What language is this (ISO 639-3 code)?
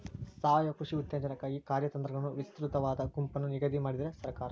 kan